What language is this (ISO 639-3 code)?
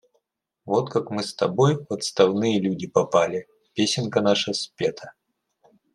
rus